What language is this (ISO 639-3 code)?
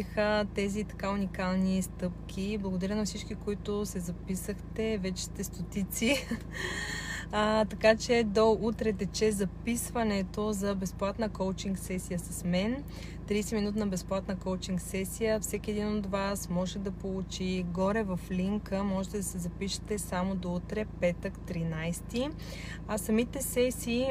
bul